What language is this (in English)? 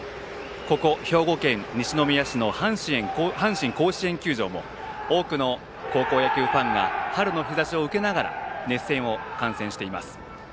Japanese